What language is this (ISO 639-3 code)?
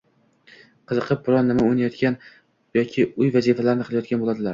uzb